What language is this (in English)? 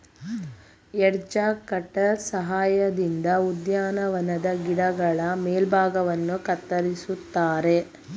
Kannada